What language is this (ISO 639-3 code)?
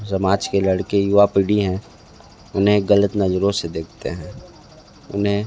hin